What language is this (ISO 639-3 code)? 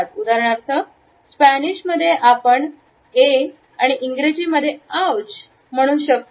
mar